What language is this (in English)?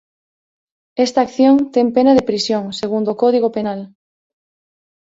Galician